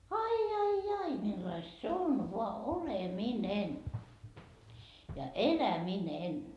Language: Finnish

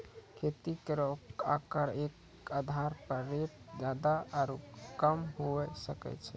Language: Maithili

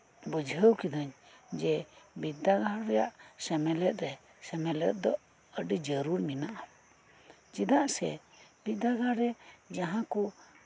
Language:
Santali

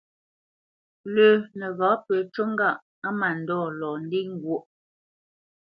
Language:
Bamenyam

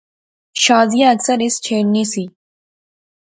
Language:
Pahari-Potwari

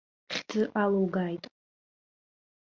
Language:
Abkhazian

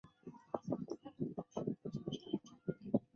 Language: Chinese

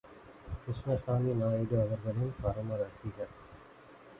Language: Tamil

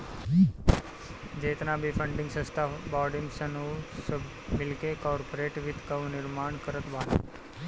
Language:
Bhojpuri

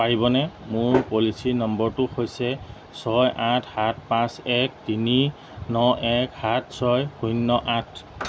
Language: Assamese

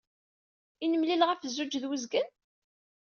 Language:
Kabyle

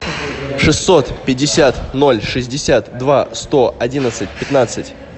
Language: Russian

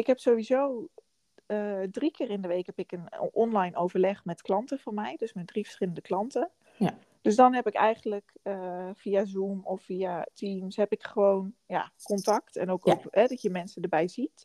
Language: Dutch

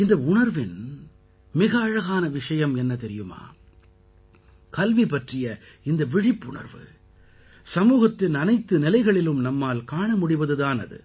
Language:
Tamil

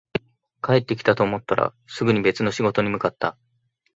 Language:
Japanese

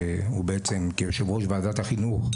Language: Hebrew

